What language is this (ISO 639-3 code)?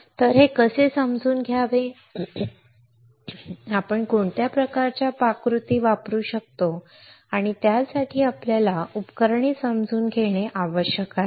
mar